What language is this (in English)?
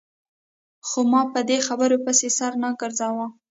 Pashto